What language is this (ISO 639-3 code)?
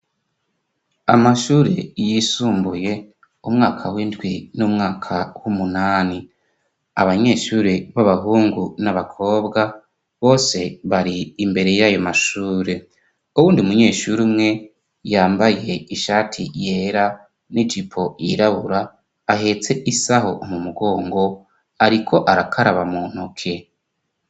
run